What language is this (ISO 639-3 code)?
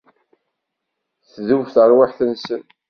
kab